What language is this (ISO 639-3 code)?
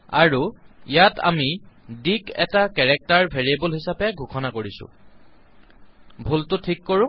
asm